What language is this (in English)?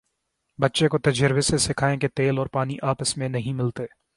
Urdu